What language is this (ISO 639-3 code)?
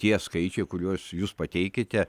lit